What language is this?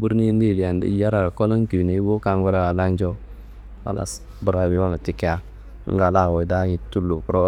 Kanembu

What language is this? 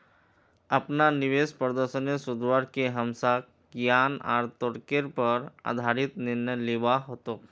Magahi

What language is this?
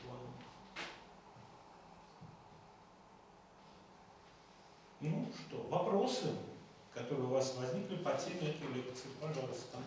Russian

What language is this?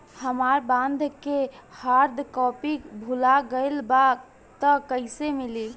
Bhojpuri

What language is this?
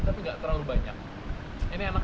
Indonesian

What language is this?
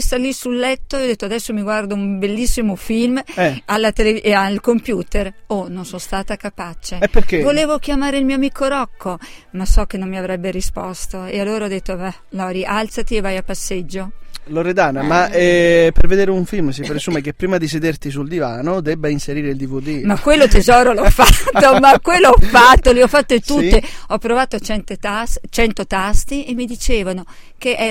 Italian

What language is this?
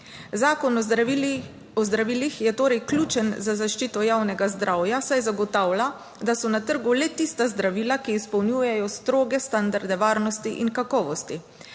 Slovenian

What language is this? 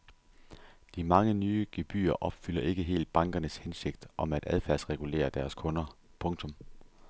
Danish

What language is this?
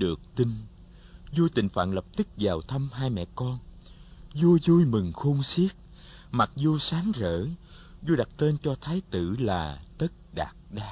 Vietnamese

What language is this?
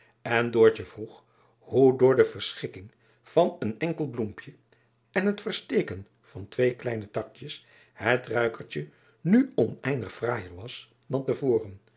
Dutch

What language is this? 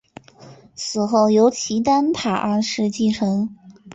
Chinese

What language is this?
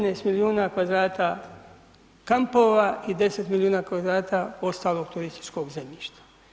Croatian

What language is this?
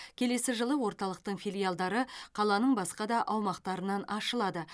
Kazakh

